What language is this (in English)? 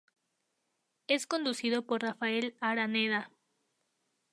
Spanish